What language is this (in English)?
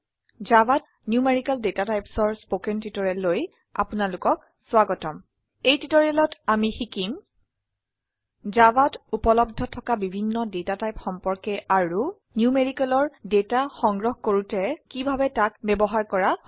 Assamese